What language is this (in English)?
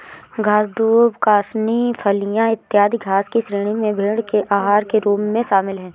Hindi